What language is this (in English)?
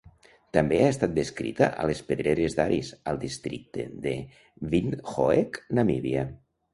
Catalan